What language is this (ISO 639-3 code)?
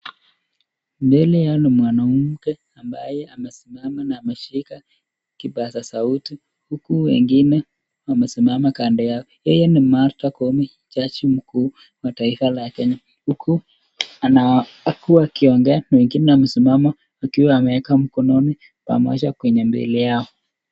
swa